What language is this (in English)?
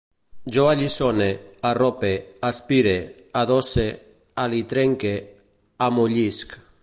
Catalan